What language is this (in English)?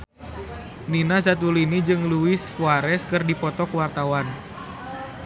Sundanese